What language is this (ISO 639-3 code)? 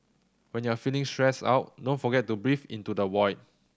eng